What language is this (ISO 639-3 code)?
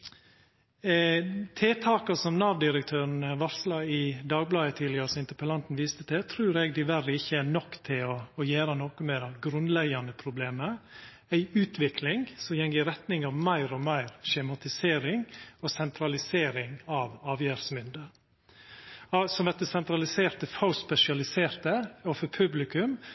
nno